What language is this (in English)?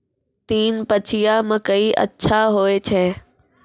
Maithili